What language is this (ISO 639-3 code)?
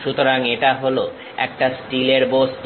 ben